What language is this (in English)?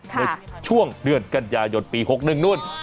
Thai